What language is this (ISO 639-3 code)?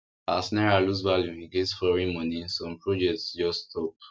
pcm